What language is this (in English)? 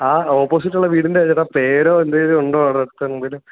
Malayalam